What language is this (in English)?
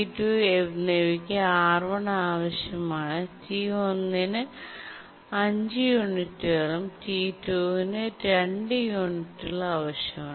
Malayalam